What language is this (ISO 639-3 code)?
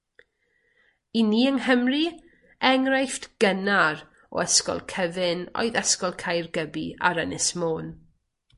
cym